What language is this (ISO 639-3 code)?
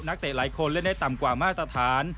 tha